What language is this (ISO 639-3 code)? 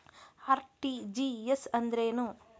kan